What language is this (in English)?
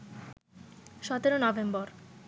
Bangla